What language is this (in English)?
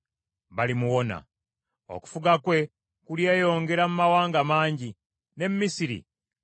Ganda